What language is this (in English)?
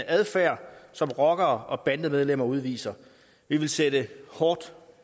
Danish